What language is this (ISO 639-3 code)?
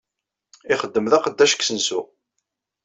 kab